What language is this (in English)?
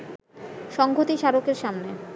Bangla